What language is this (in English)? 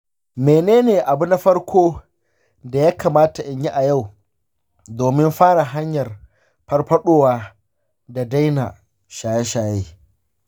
Hausa